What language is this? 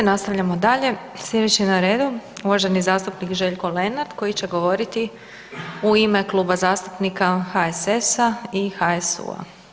Croatian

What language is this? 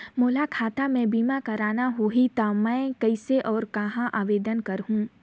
Chhattisgarhi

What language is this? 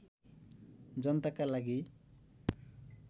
Nepali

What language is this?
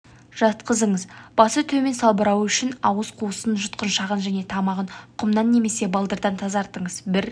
Kazakh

